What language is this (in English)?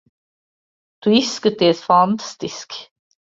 Latvian